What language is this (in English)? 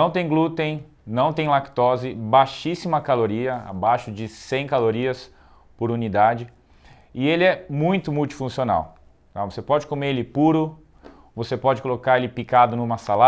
Portuguese